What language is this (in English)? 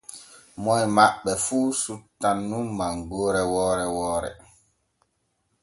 Borgu Fulfulde